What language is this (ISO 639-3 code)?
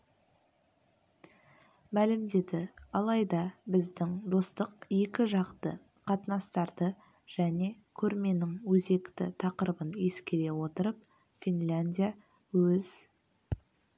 kaz